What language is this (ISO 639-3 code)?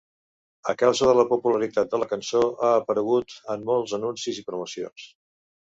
cat